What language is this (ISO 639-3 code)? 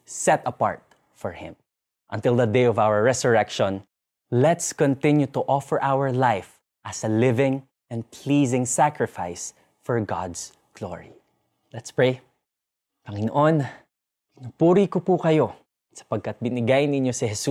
fil